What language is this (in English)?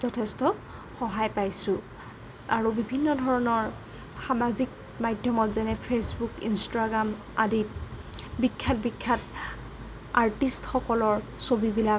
Assamese